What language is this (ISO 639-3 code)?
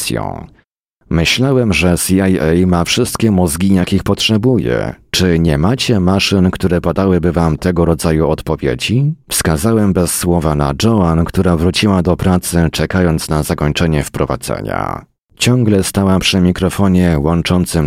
pol